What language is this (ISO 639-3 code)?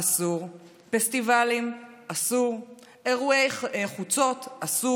heb